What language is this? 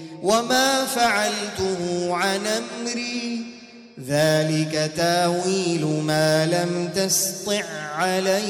Arabic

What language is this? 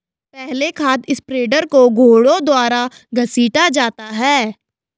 Hindi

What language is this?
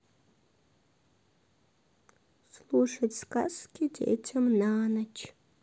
Russian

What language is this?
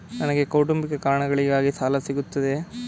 Kannada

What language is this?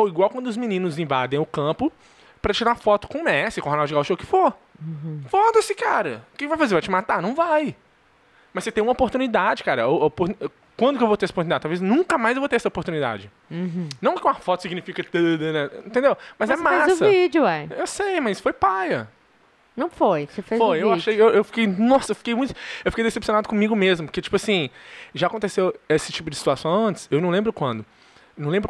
Portuguese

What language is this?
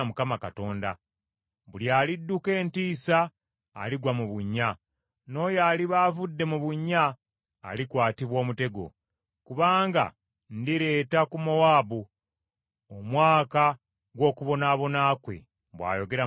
Ganda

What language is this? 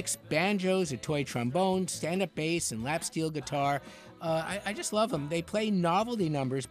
English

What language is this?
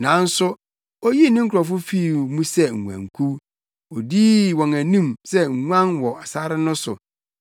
Akan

